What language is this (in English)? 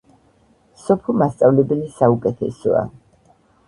Georgian